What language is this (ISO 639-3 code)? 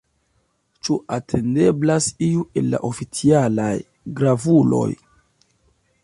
epo